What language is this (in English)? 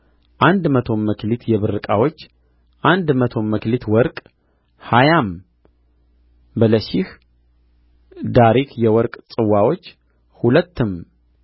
Amharic